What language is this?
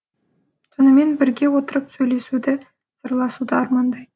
Kazakh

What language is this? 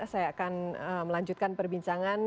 Indonesian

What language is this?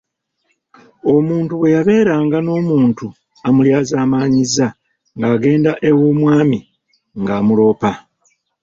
Ganda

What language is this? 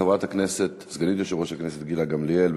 Hebrew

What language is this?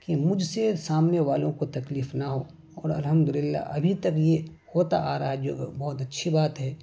Urdu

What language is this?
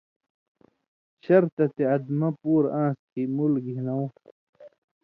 Indus Kohistani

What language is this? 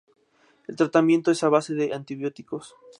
Spanish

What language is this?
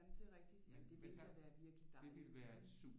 Danish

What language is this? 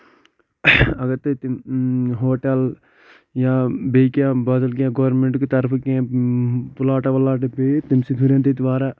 Kashmiri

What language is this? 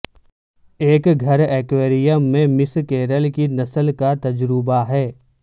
Urdu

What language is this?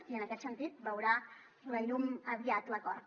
Catalan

